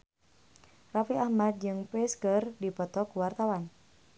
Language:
Sundanese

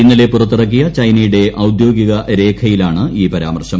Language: Malayalam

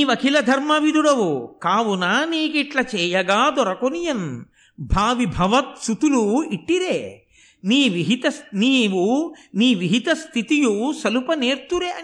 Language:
Telugu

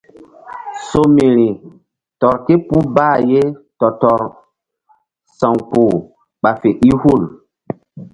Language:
Mbum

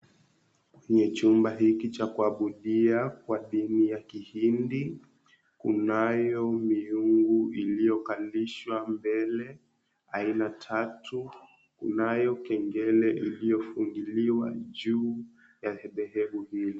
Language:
Swahili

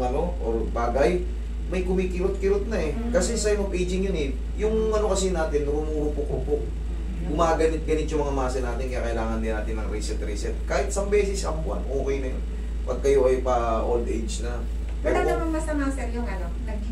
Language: Filipino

